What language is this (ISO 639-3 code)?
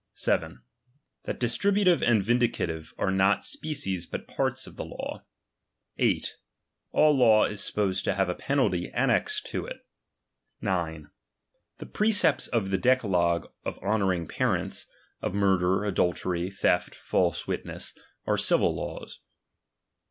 eng